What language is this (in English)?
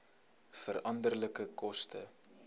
Afrikaans